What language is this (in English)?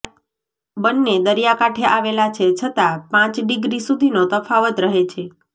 Gujarati